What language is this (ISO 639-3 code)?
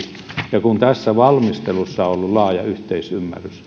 fin